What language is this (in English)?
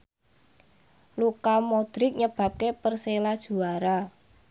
Javanese